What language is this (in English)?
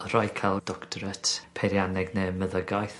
Welsh